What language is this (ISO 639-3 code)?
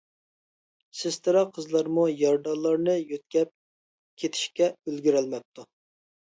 uig